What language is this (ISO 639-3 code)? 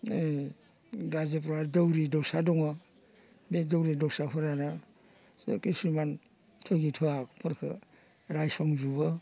brx